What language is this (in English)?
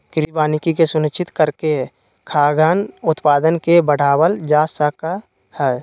Magahi